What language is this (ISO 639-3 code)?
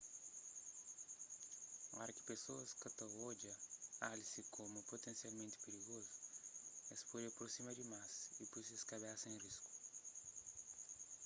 kea